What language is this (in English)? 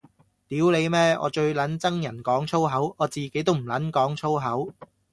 Cantonese